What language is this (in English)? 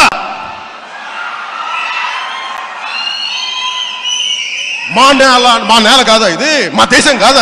Romanian